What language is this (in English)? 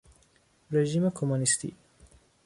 Persian